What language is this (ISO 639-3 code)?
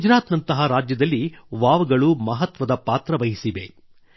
kan